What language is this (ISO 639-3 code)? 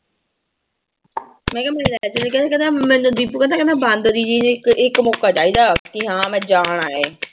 pan